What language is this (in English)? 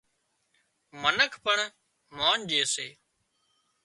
Wadiyara Koli